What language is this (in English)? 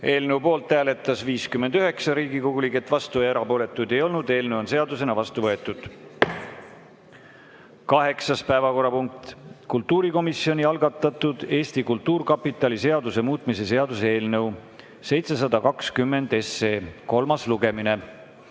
Estonian